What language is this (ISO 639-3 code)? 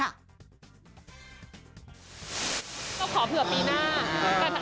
tha